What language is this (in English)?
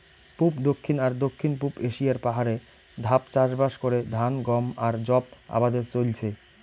Bangla